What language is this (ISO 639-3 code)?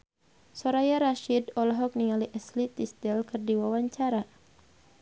sun